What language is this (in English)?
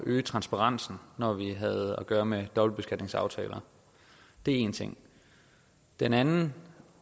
Danish